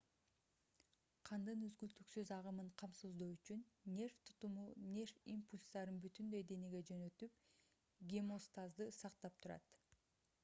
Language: Kyrgyz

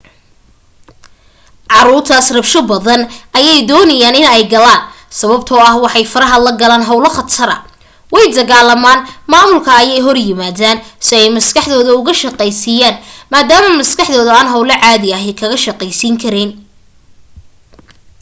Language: Somali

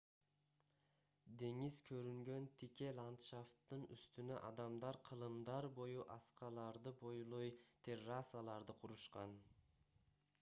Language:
Kyrgyz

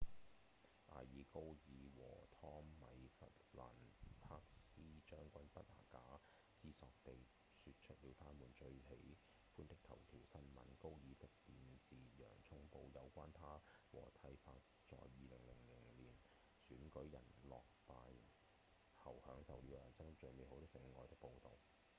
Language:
Cantonese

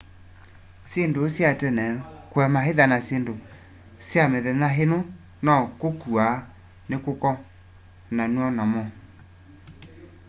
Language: Kamba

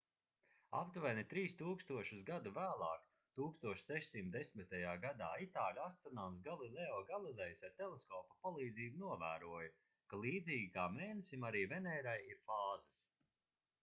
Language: Latvian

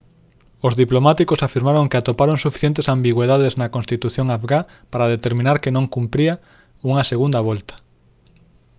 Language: Galician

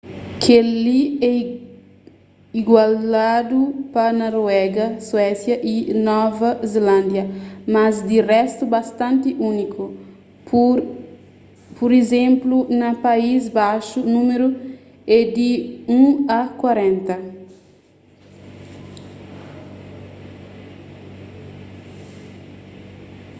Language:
Kabuverdianu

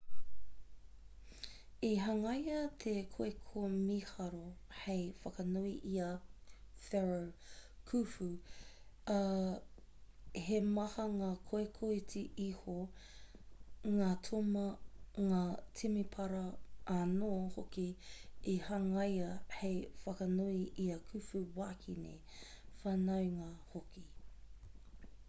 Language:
Māori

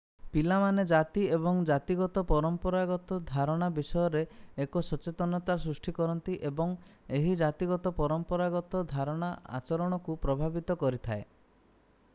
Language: Odia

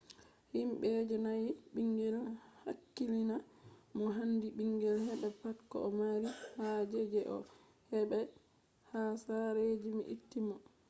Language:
Fula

